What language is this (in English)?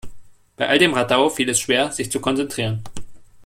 German